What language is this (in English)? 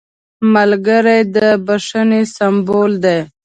Pashto